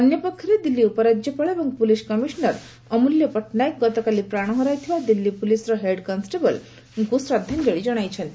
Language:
Odia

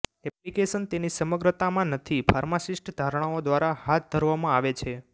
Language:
Gujarati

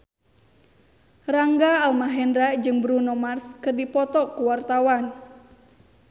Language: Sundanese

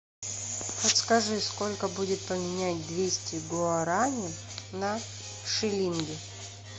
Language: Russian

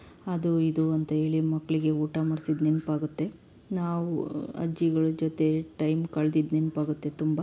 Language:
Kannada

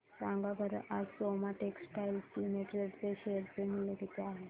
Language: Marathi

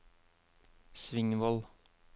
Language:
Norwegian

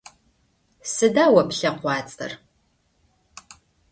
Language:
Adyghe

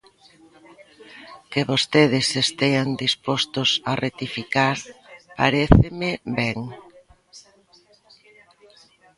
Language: Galician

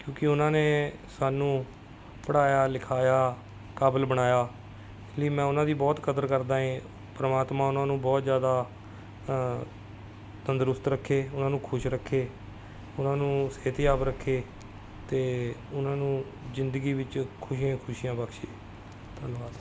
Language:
Punjabi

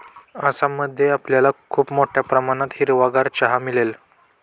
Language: Marathi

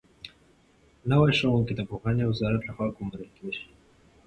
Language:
Pashto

